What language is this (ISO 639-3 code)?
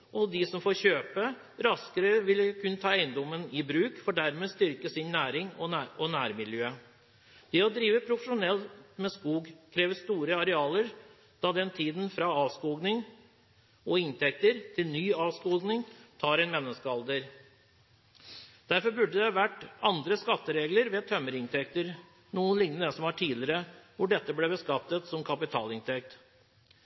nob